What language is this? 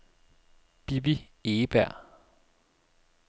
Danish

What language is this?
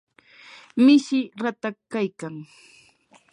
Yanahuanca Pasco Quechua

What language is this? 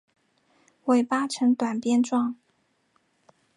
Chinese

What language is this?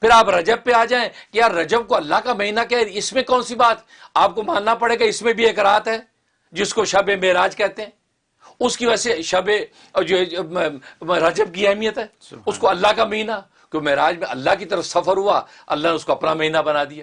Urdu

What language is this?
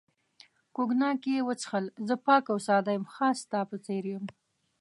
Pashto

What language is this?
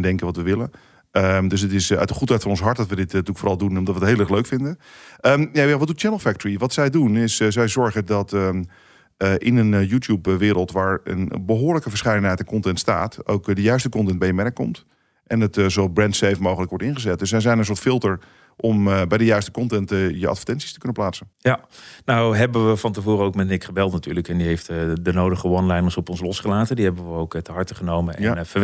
Dutch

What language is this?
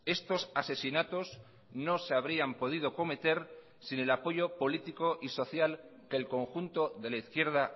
Spanish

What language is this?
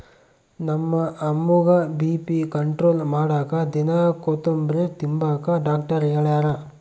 Kannada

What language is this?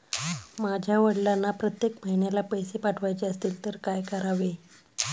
Marathi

